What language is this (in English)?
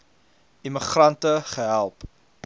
Afrikaans